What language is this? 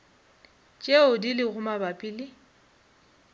Northern Sotho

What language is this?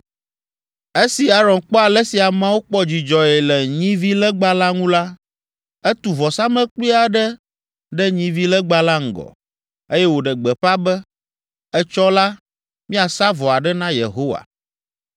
Ewe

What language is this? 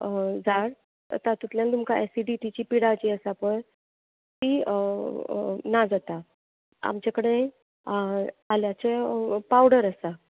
Konkani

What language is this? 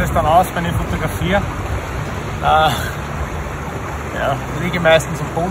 German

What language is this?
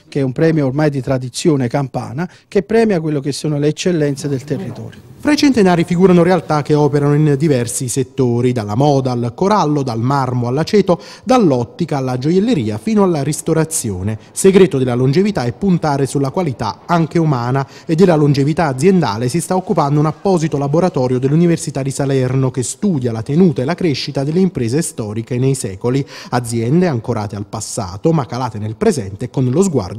Italian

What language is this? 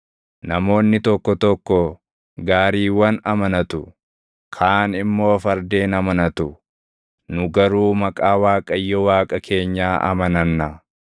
Oromo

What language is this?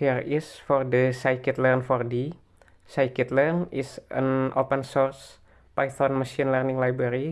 Indonesian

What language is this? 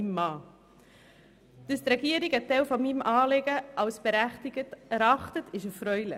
Swiss German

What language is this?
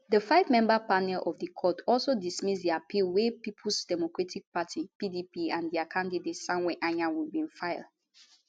Nigerian Pidgin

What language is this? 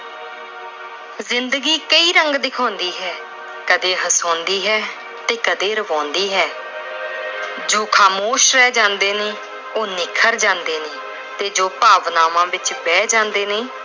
Punjabi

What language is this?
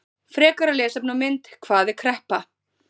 Icelandic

